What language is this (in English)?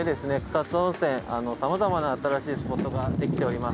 Japanese